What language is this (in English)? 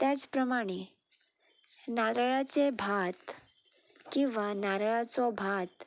Konkani